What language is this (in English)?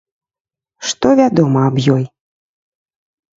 Belarusian